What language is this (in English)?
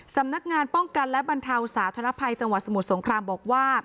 Thai